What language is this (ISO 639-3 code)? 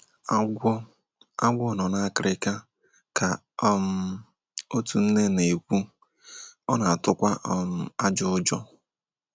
ibo